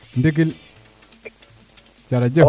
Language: Serer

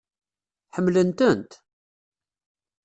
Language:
Kabyle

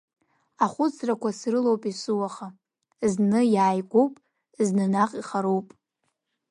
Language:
Abkhazian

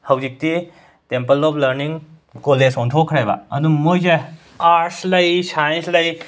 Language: Manipuri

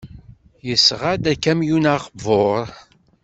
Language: Kabyle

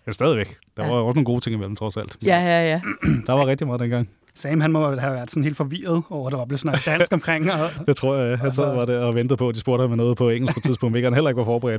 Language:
Danish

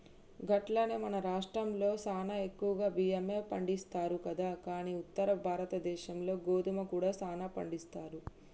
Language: Telugu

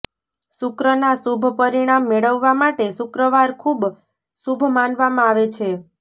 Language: Gujarati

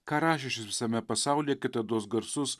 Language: Lithuanian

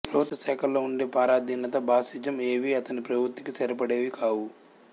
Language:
Telugu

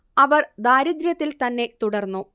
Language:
Malayalam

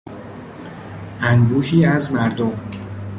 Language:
Persian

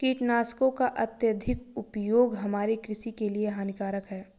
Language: Hindi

